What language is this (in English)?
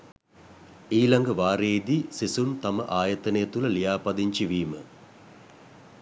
Sinhala